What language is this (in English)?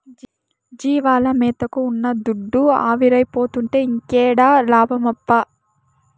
Telugu